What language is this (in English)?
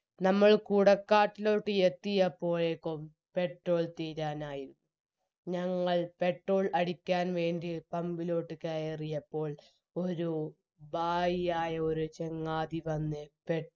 Malayalam